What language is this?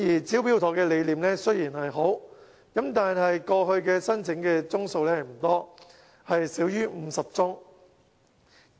Cantonese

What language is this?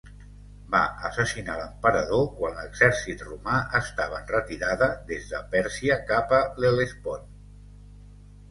Catalan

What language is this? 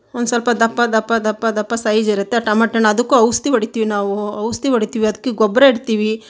Kannada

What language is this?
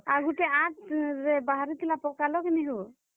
Odia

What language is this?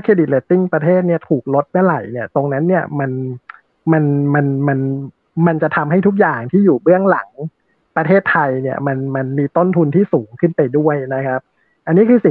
Thai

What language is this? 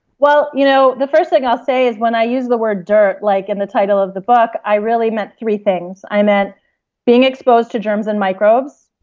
English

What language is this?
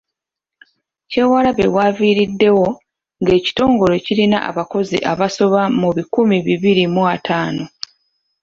Ganda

